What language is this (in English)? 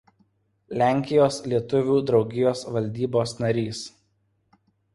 Lithuanian